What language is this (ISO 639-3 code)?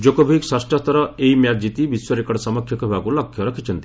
ori